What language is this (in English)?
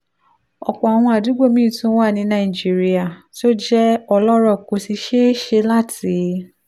Yoruba